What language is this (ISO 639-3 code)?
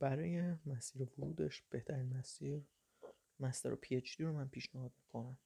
fas